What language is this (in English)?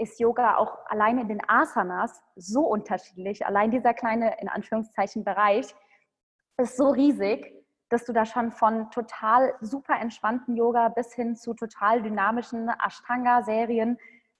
German